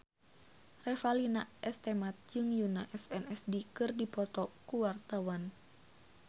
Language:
Sundanese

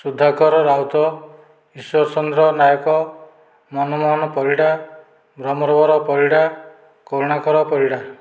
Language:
Odia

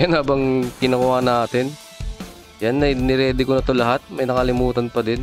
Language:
Filipino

